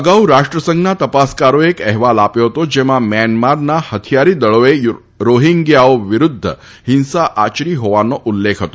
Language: Gujarati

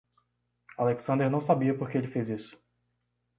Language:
Portuguese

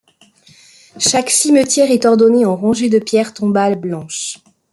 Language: French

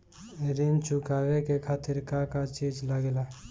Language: Bhojpuri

